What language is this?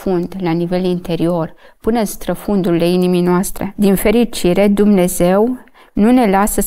Romanian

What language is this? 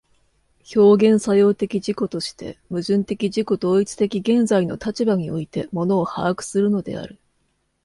Japanese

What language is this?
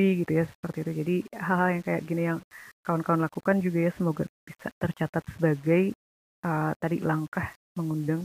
Indonesian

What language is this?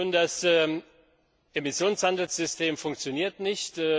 German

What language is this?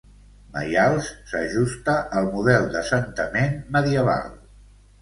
Catalan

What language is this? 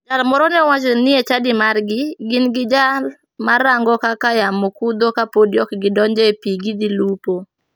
Luo (Kenya and Tanzania)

